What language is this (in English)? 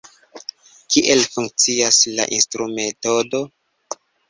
Esperanto